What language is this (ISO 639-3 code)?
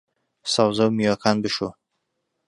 ckb